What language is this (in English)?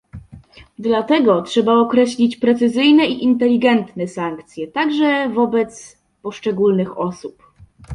Polish